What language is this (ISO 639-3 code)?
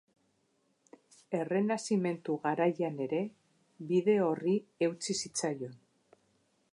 eus